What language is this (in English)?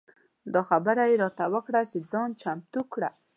Pashto